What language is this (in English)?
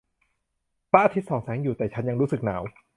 Thai